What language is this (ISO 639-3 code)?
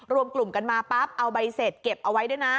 tha